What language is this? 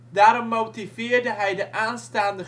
Dutch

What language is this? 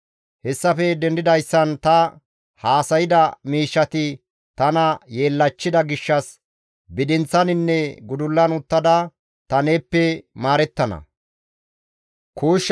Gamo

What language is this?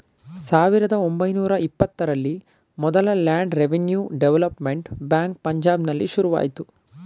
Kannada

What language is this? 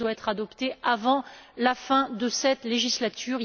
French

